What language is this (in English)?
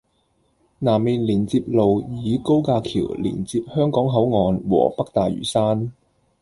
Cantonese